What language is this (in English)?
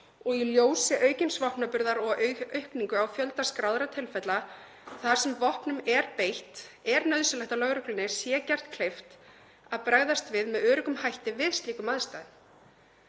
Icelandic